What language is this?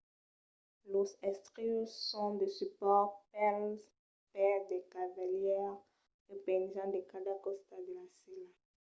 Occitan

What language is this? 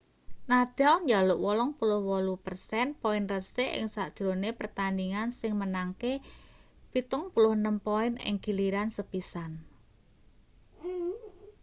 Javanese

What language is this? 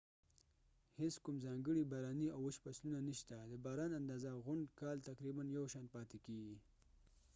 Pashto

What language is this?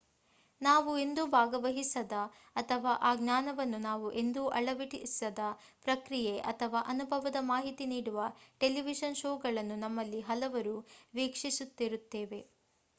Kannada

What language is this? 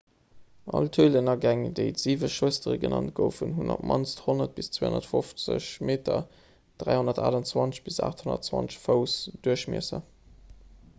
Luxembourgish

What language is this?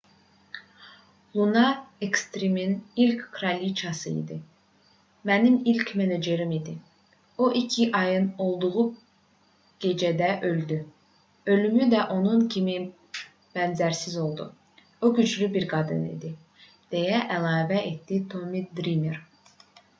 Azerbaijani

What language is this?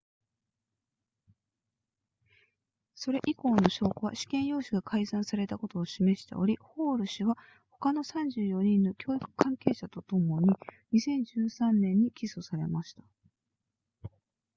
Japanese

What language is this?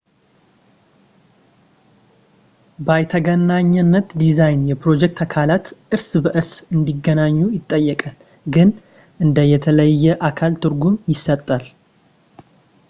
Amharic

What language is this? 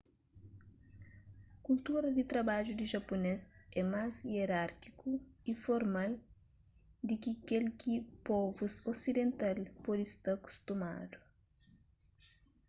Kabuverdianu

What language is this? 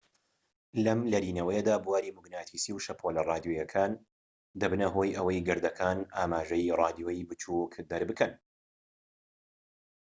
Central Kurdish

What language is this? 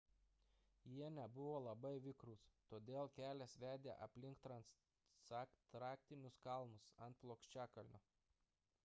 Lithuanian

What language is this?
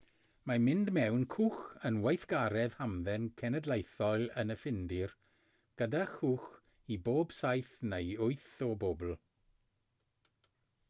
Welsh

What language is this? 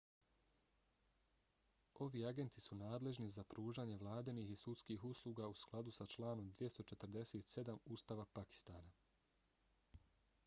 Bosnian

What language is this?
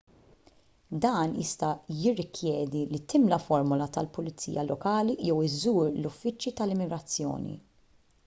Maltese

